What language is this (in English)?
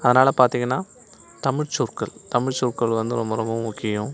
Tamil